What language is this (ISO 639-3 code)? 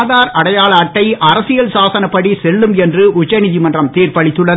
tam